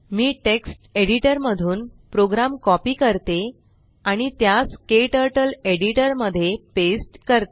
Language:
Marathi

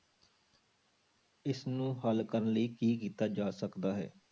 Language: Punjabi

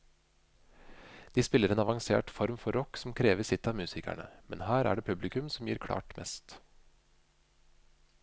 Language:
Norwegian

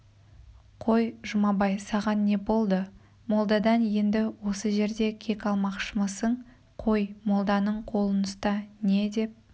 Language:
Kazakh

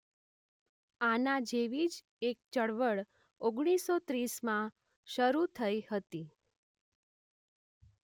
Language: Gujarati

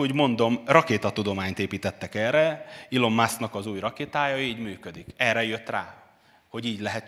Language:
Hungarian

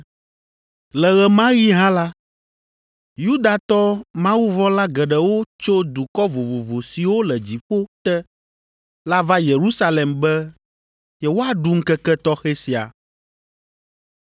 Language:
Ewe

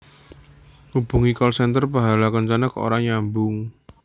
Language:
Javanese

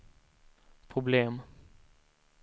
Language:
Swedish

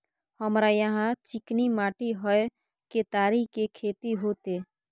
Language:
Maithili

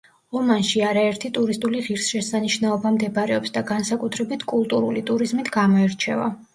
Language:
Georgian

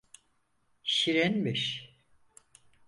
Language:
Turkish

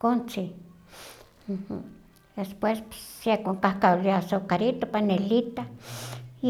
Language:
Huaxcaleca Nahuatl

